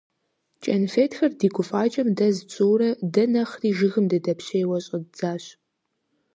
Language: Kabardian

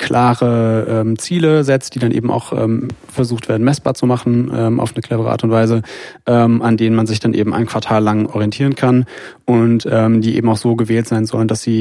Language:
German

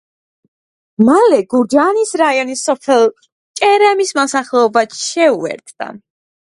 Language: Georgian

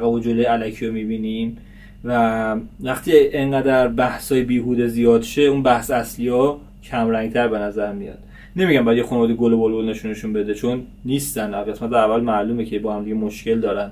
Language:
Persian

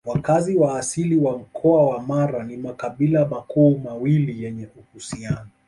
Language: Swahili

